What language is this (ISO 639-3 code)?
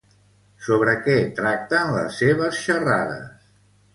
cat